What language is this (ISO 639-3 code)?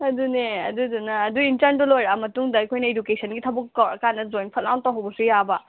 mni